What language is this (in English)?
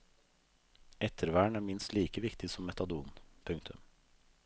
Norwegian